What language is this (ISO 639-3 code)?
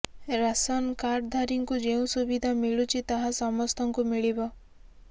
ori